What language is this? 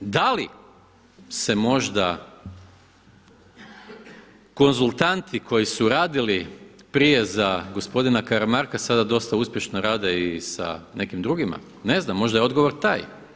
Croatian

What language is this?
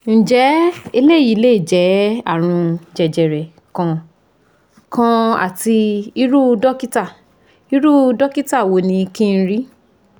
Yoruba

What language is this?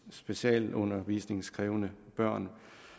Danish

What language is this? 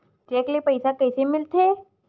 Chhattisgarhi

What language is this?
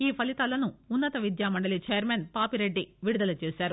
Telugu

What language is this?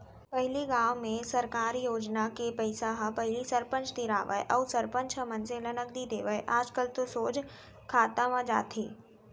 Chhattisgarhi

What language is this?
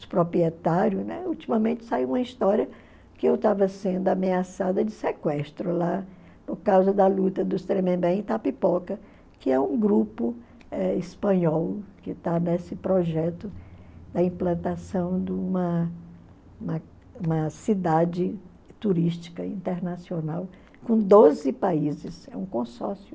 Portuguese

